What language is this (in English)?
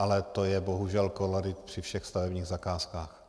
Czech